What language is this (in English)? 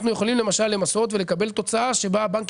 Hebrew